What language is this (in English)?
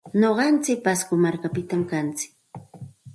Santa Ana de Tusi Pasco Quechua